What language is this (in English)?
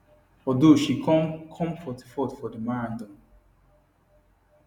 Nigerian Pidgin